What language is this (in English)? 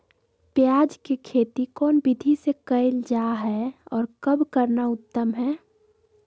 Magahi